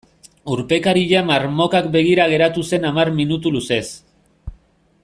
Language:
Basque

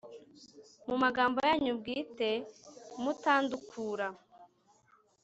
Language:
Kinyarwanda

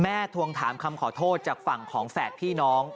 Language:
Thai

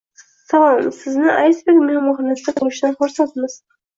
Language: Uzbek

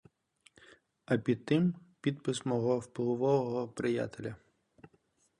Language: Ukrainian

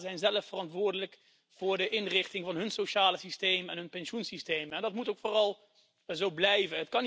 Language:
Dutch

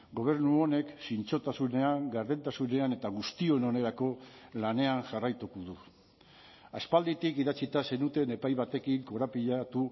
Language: Basque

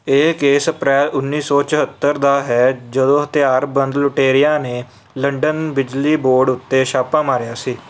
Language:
Punjabi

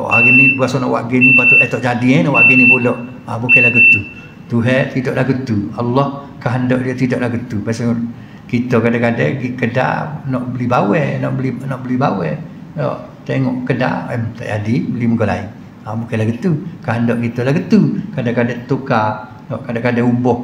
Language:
Malay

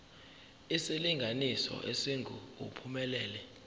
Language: Zulu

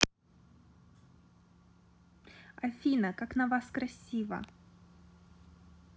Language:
Russian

